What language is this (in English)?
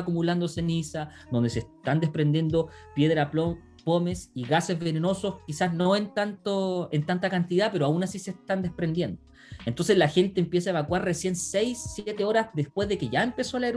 Spanish